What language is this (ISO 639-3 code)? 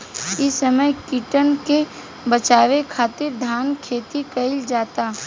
bho